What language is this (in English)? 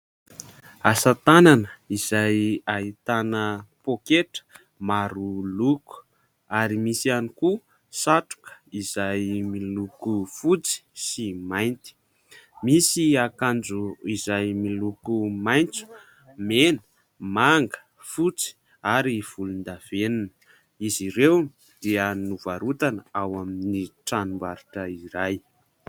Malagasy